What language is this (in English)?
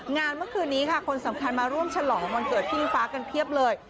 Thai